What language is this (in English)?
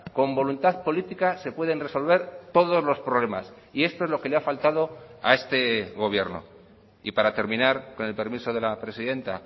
Spanish